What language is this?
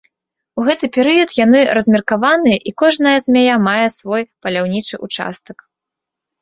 Belarusian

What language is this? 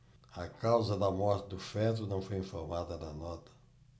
Portuguese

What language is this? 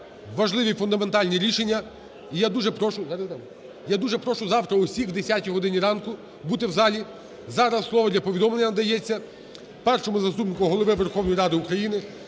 Ukrainian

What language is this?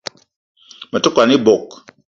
Eton (Cameroon)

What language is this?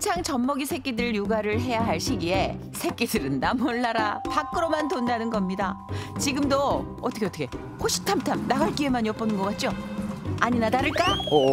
Korean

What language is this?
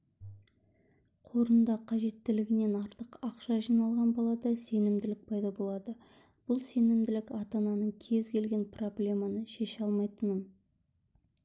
Kazakh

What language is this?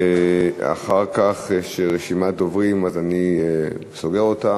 Hebrew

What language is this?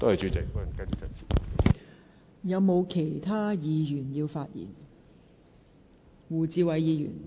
Cantonese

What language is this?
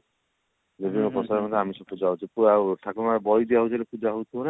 Odia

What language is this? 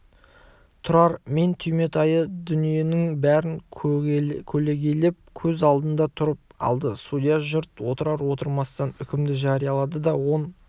Kazakh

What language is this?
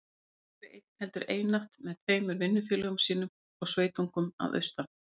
Icelandic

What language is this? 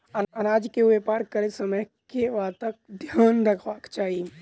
Maithili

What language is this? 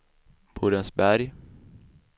Swedish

